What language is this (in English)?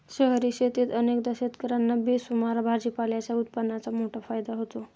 Marathi